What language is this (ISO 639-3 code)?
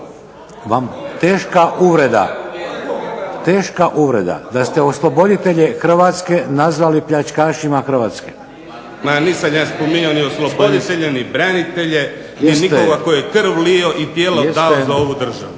hrv